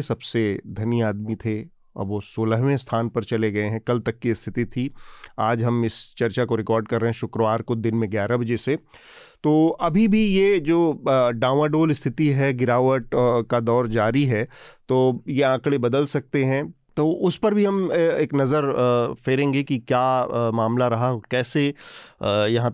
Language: Hindi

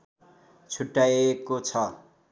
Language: Nepali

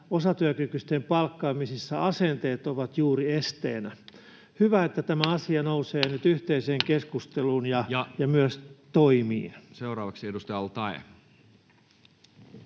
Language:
Finnish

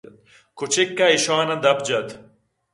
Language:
Eastern Balochi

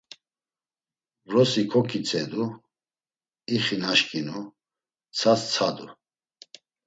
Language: Laz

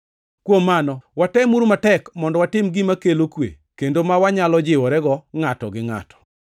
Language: Luo (Kenya and Tanzania)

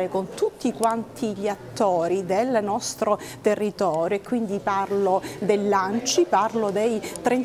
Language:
Italian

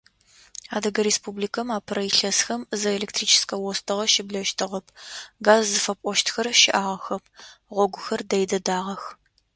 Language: Adyghe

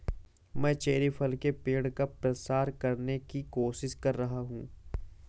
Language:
Hindi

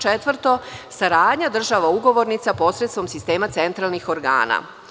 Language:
Serbian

